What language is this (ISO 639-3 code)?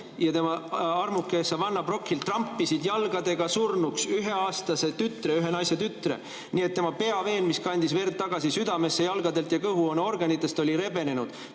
est